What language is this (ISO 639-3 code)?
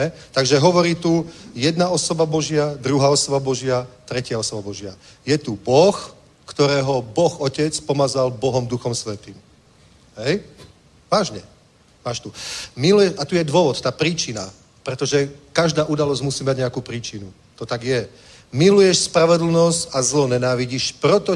ces